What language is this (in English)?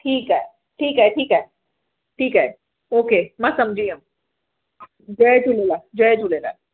Sindhi